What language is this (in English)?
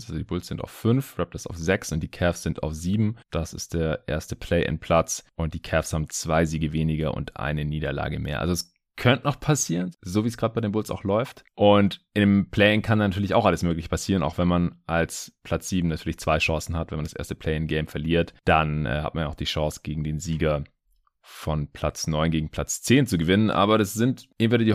German